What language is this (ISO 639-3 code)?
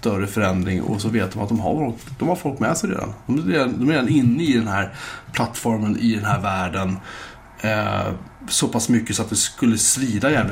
swe